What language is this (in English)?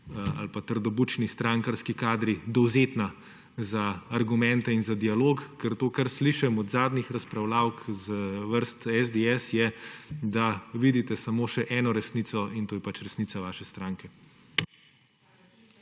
Slovenian